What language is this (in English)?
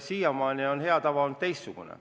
Estonian